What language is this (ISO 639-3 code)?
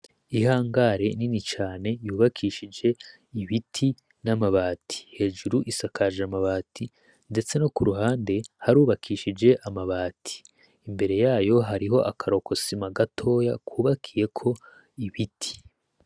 run